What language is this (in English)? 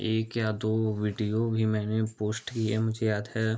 Hindi